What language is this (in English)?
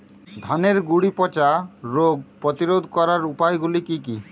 Bangla